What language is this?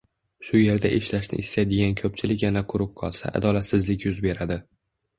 Uzbek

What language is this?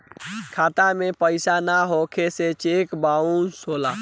Bhojpuri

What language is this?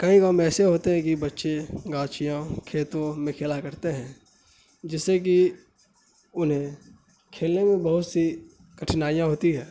Urdu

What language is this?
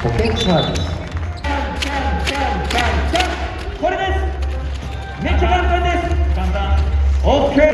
Japanese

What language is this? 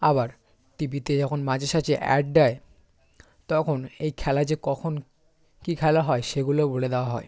Bangla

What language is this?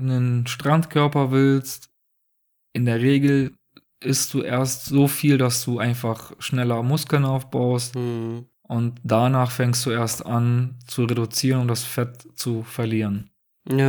German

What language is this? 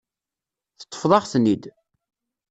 Kabyle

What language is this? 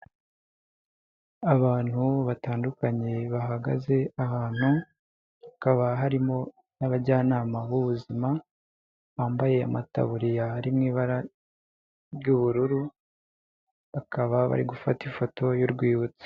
Kinyarwanda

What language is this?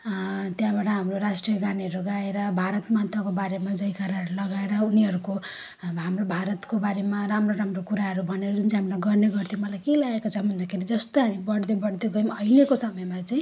Nepali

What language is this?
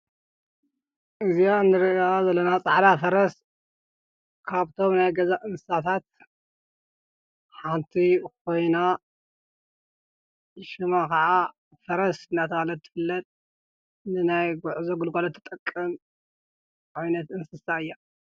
Tigrinya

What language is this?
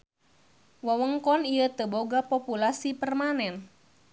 Sundanese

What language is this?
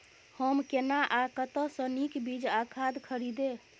Maithili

